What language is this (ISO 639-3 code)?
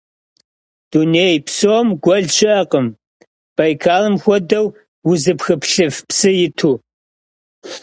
kbd